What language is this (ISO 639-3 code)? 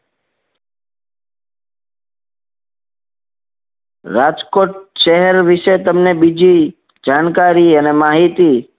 guj